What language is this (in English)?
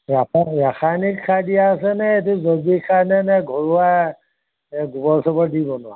Assamese